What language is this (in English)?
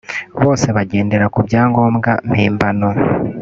Kinyarwanda